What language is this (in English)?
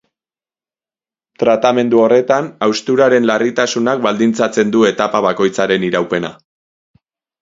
Basque